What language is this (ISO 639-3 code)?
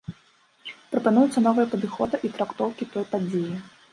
bel